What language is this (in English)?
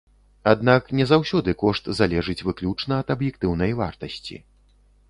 Belarusian